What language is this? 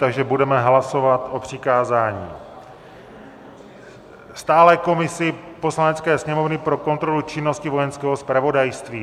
Czech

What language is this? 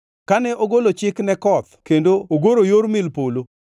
Luo (Kenya and Tanzania)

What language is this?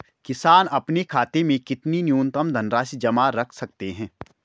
Hindi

